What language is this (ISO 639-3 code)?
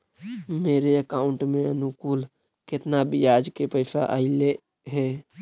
mag